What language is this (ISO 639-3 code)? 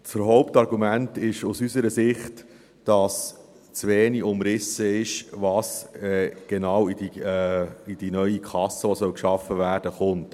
gsw